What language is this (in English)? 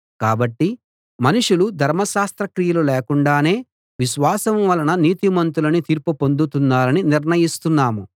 Telugu